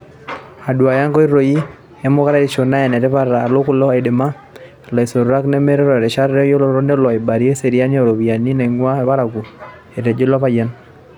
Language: Masai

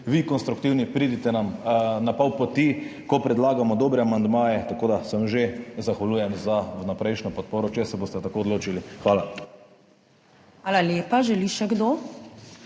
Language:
Slovenian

